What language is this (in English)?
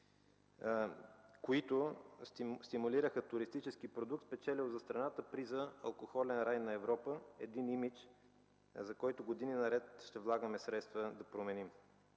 Bulgarian